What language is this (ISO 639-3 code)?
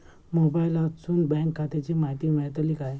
mar